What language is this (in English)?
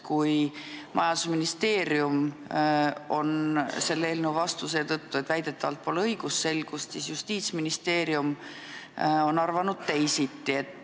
Estonian